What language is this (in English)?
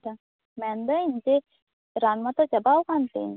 Santali